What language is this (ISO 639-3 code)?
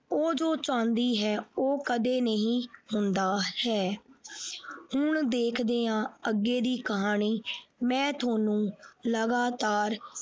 pan